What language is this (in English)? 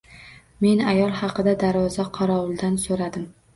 Uzbek